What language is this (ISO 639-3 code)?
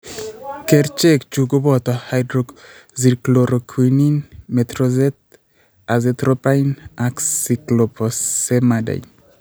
kln